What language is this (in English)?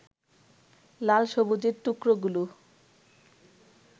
Bangla